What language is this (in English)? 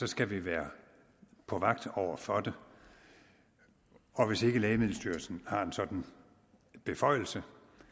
Danish